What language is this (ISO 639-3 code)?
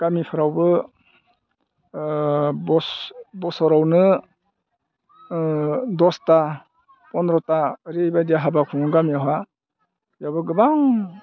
brx